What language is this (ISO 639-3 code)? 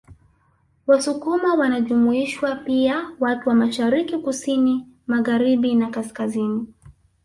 swa